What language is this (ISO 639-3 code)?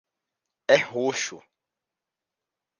por